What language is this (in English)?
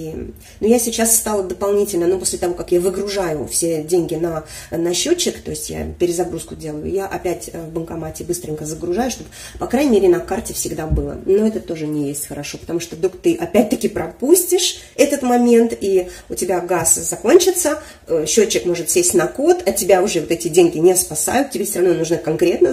Russian